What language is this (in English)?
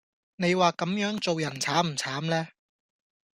Cantonese